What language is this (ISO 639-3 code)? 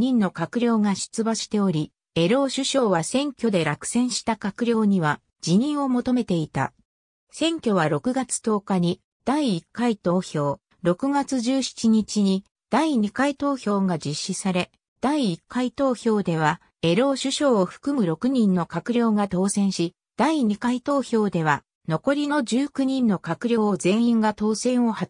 jpn